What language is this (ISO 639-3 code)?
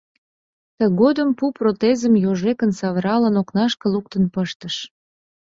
chm